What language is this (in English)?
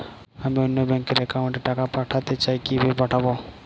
Bangla